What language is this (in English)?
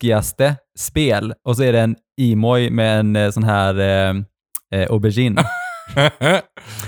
Swedish